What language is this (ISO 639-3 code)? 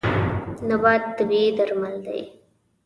pus